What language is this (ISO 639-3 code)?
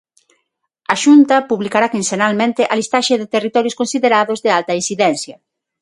glg